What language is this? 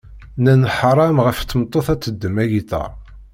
Kabyle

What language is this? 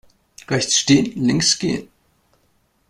German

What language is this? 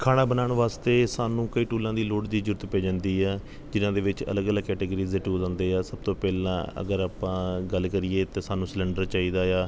Punjabi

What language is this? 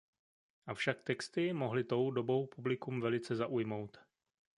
Czech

